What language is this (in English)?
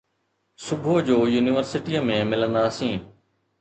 Sindhi